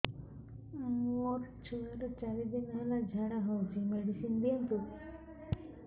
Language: Odia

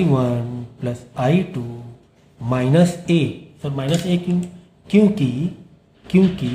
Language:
Hindi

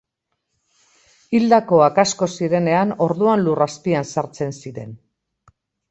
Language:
Basque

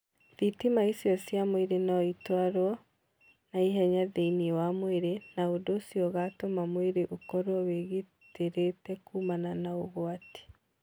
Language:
Kikuyu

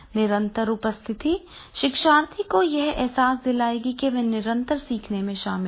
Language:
Hindi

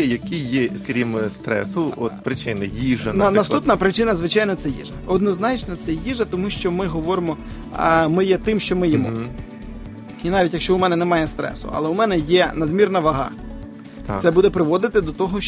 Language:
Ukrainian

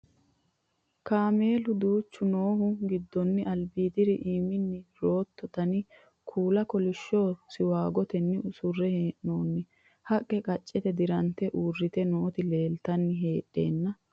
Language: Sidamo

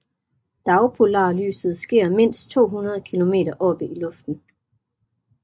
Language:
Danish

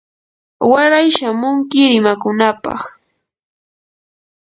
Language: Yanahuanca Pasco Quechua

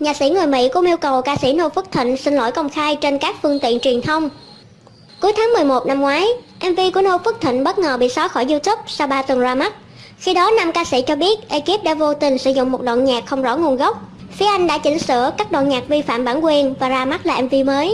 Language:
Vietnamese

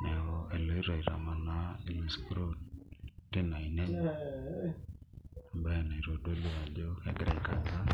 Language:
Masai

